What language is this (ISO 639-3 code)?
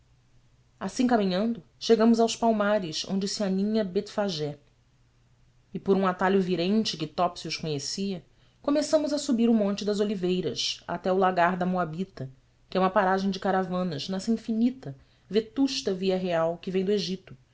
por